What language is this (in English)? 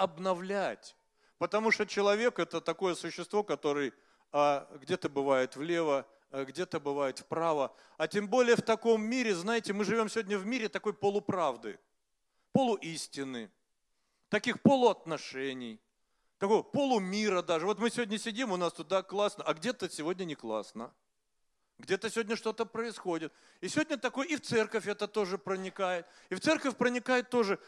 Russian